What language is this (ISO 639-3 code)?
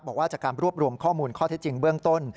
tha